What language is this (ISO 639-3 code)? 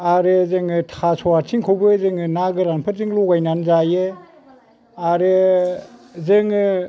brx